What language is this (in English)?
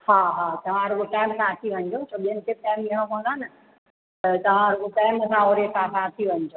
Sindhi